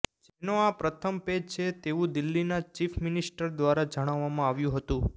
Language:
Gujarati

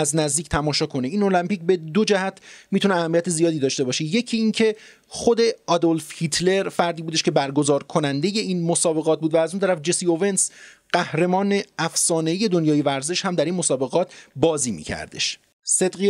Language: Persian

